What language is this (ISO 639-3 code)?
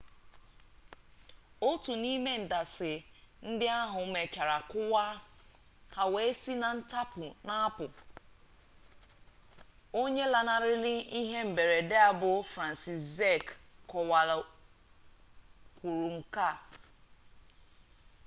ibo